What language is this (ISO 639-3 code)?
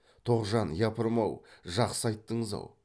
kaz